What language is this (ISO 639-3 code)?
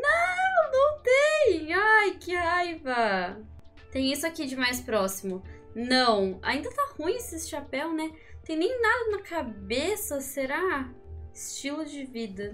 por